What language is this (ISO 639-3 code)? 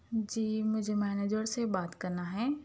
urd